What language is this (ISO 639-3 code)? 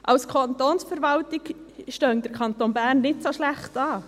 gsw